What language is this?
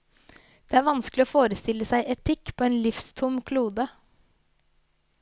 Norwegian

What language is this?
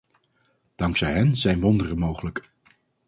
Dutch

